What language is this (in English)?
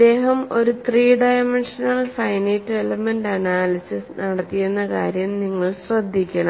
Malayalam